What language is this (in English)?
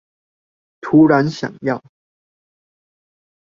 Chinese